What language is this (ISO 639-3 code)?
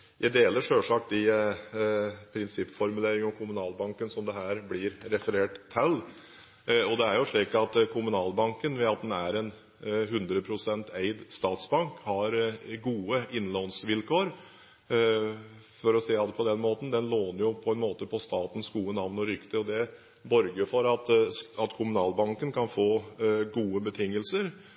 nob